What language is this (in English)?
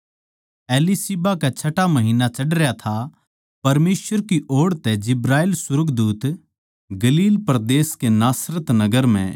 Haryanvi